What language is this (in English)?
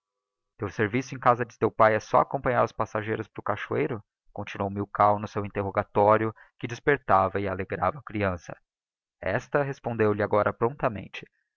Portuguese